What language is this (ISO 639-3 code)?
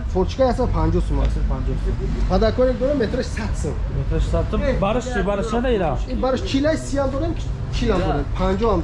tur